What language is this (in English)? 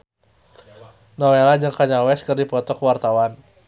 Sundanese